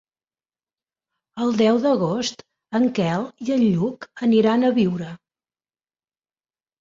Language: Catalan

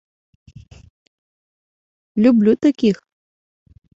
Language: Mari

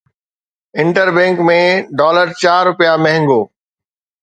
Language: Sindhi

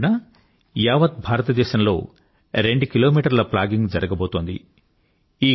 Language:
Telugu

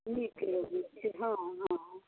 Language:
Maithili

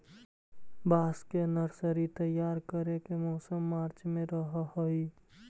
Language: Magahi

